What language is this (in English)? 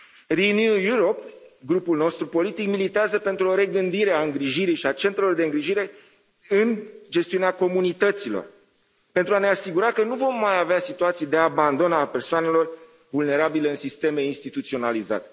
Romanian